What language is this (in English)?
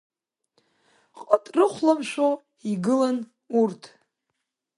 Abkhazian